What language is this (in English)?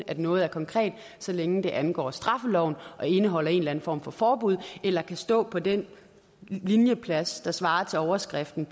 Danish